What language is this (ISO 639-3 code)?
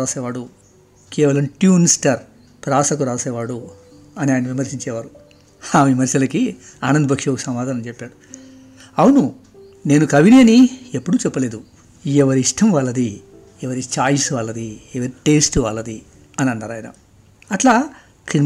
tel